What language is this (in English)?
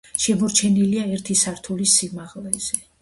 Georgian